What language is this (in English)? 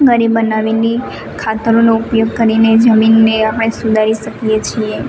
Gujarati